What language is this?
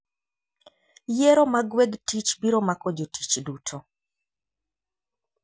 Luo (Kenya and Tanzania)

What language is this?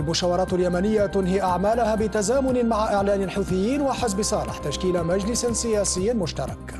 Arabic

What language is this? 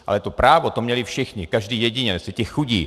Czech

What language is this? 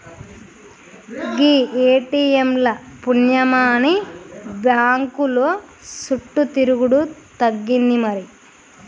Telugu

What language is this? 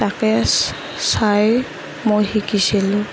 Assamese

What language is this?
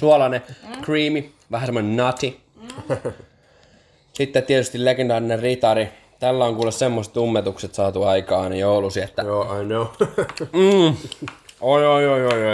Finnish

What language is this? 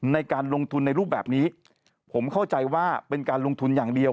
Thai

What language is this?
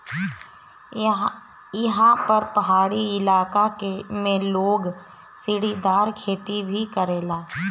Bhojpuri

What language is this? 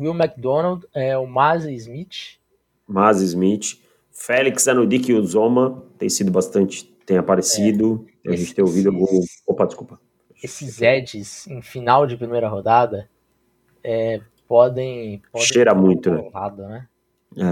Portuguese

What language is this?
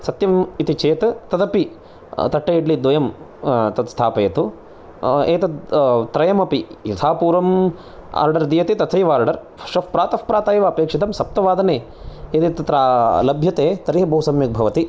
Sanskrit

